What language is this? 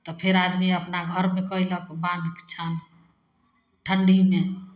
Maithili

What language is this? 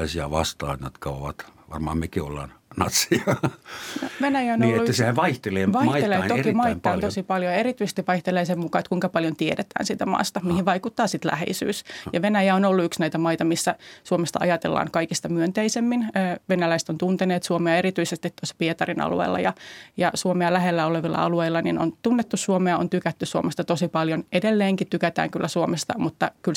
Finnish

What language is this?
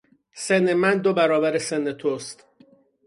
Persian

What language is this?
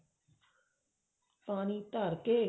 Punjabi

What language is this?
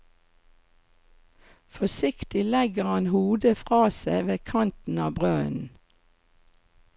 Norwegian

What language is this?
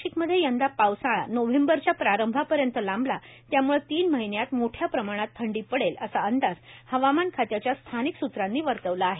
Marathi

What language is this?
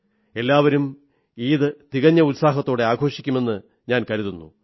Malayalam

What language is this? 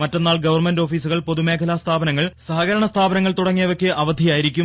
Malayalam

